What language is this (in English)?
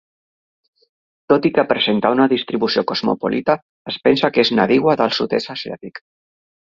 Catalan